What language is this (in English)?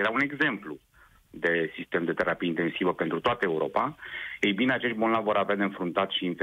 Romanian